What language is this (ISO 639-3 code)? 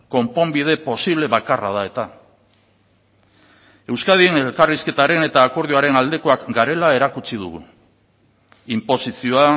eus